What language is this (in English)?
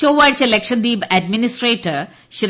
Malayalam